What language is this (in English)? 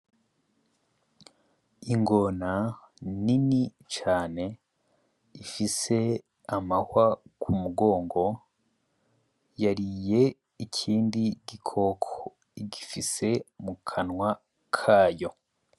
Rundi